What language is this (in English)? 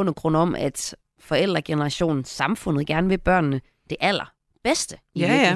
Danish